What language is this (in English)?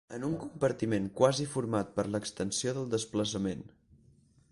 Catalan